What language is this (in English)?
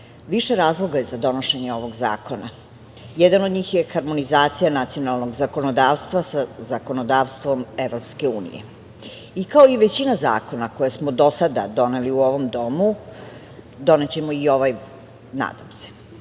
Serbian